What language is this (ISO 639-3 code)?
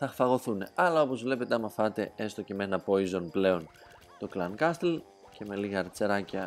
ell